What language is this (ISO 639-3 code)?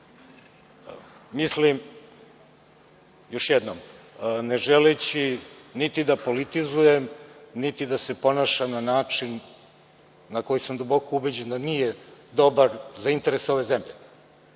srp